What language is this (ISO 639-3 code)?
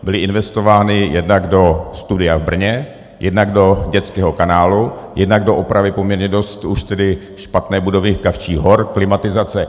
ces